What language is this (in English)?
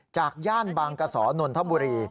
Thai